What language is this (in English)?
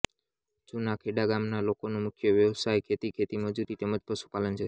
Gujarati